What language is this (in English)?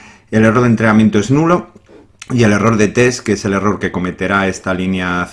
Spanish